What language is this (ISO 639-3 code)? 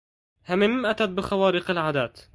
ara